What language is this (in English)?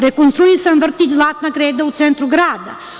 Serbian